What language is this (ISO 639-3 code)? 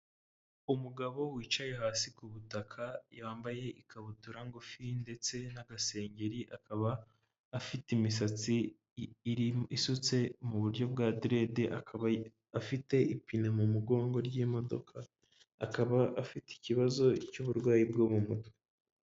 kin